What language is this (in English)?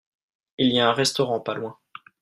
French